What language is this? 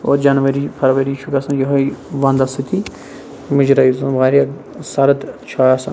Kashmiri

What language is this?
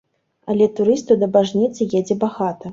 Belarusian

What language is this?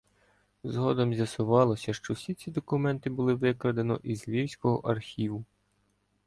Ukrainian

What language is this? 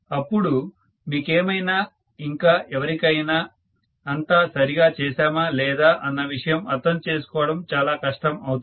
Telugu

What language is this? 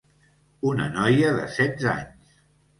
Catalan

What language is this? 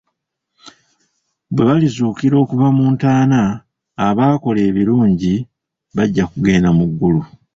Ganda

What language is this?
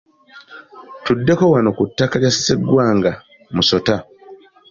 Ganda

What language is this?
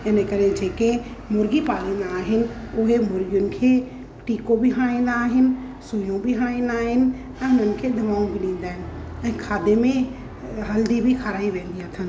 Sindhi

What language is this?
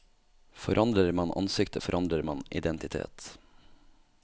Norwegian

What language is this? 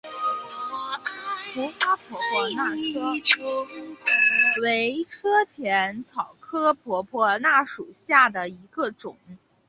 Chinese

